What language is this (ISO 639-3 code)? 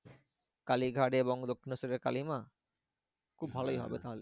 ben